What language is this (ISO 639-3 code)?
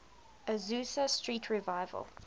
eng